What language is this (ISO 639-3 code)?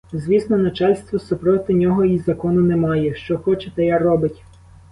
ukr